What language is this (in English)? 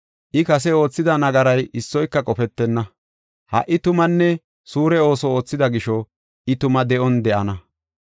Gofa